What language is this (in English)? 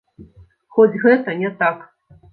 Belarusian